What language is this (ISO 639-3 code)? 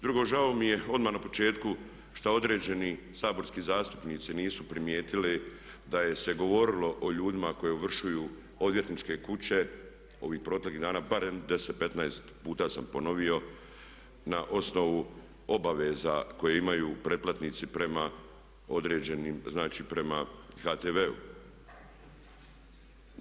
hrv